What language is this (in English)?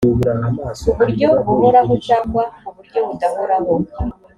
Kinyarwanda